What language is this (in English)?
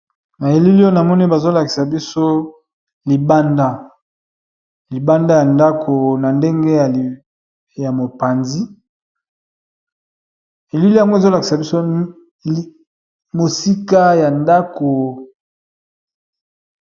Lingala